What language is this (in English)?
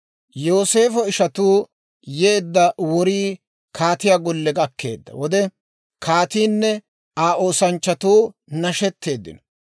Dawro